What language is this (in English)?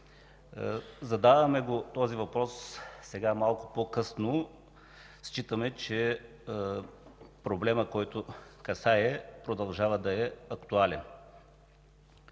Bulgarian